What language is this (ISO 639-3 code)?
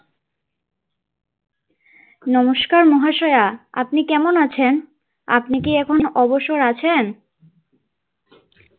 ben